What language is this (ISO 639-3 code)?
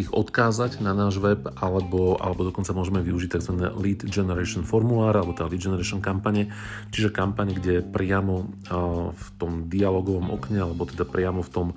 slk